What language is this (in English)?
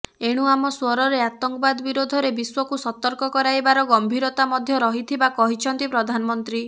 Odia